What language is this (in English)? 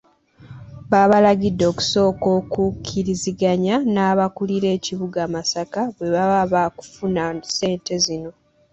Ganda